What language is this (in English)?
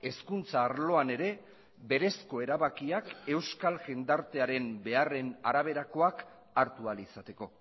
Basque